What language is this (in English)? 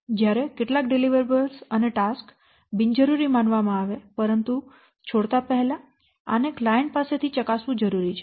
Gujarati